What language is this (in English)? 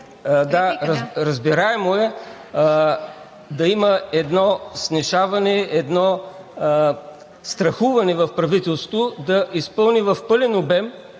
Bulgarian